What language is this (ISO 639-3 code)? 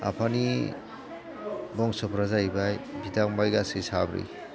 brx